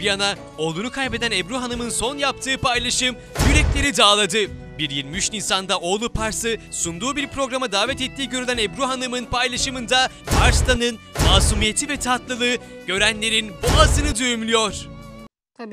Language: Turkish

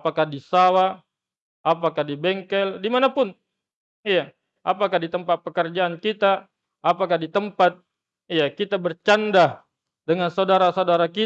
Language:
Indonesian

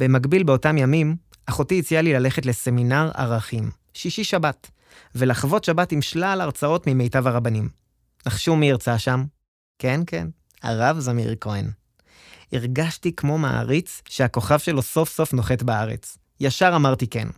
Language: Hebrew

